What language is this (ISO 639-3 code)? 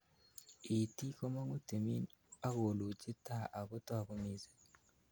kln